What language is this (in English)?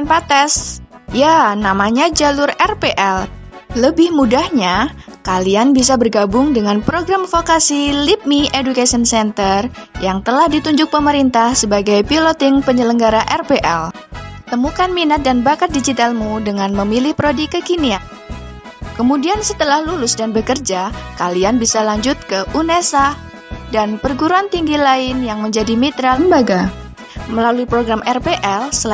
Indonesian